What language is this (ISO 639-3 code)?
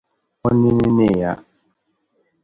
dag